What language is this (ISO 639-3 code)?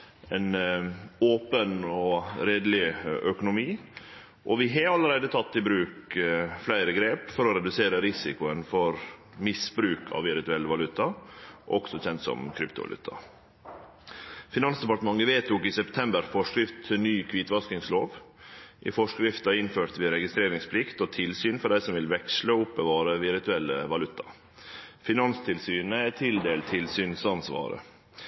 nno